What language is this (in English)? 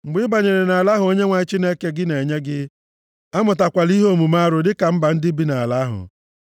Igbo